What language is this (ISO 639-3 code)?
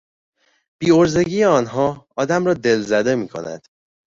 fas